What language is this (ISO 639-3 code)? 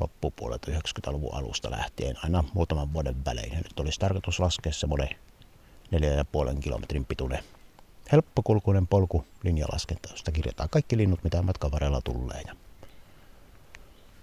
fin